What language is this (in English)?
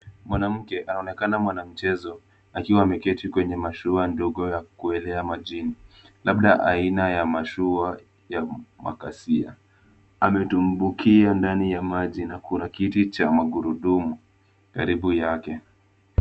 Swahili